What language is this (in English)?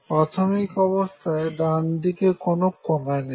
Bangla